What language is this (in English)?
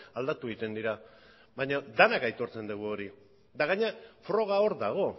Basque